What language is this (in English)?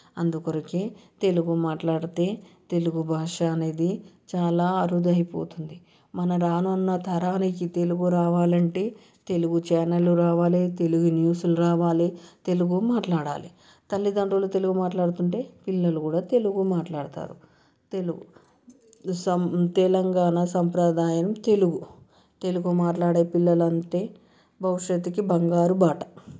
Telugu